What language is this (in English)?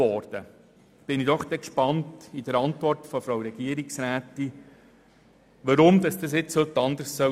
Swiss German